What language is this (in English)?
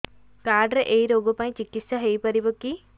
Odia